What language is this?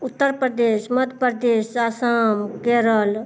Hindi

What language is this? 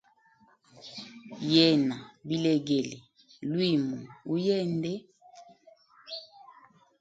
Hemba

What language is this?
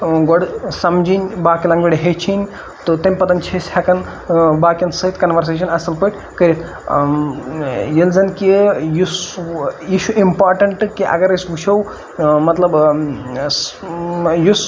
Kashmiri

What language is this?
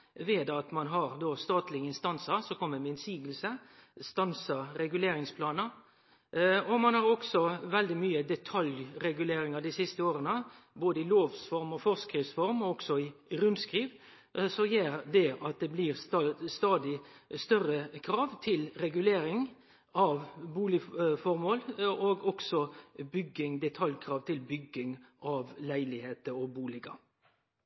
Norwegian Nynorsk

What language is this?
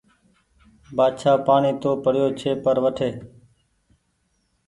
Goaria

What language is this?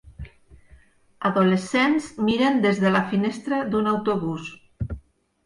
Catalan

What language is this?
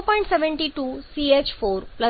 Gujarati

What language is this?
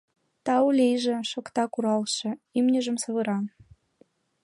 Mari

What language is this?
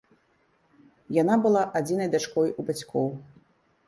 Belarusian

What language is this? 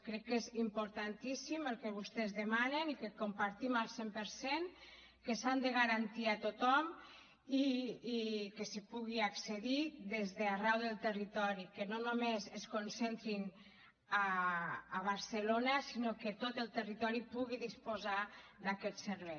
Catalan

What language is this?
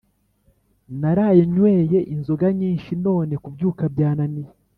Kinyarwanda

